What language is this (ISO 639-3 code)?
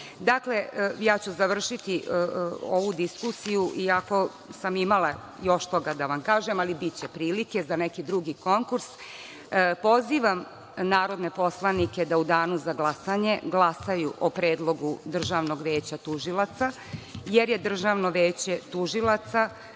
srp